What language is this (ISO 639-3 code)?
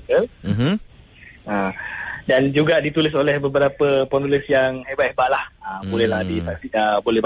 msa